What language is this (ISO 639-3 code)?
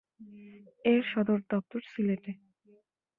ben